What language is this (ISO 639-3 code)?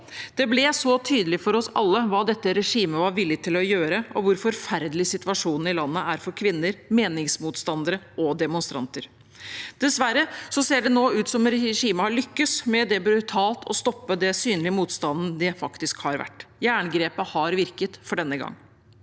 nor